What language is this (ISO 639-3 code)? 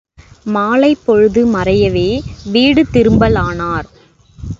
tam